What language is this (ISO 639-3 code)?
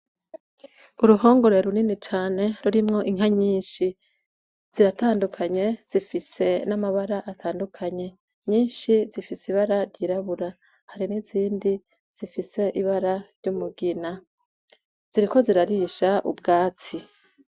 run